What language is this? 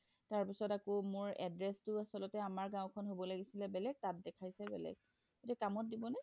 Assamese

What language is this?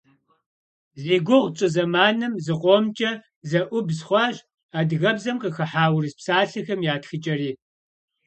Kabardian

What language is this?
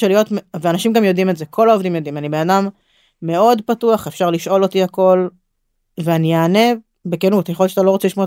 Hebrew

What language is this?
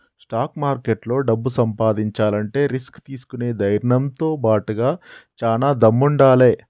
Telugu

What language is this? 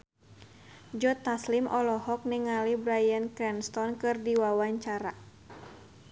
Sundanese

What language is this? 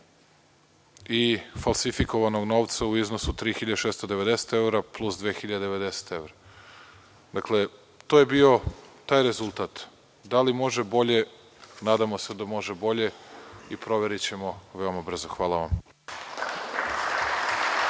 Serbian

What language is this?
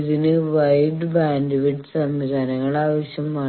Malayalam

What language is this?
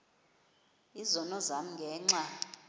Xhosa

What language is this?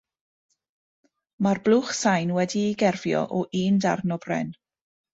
Welsh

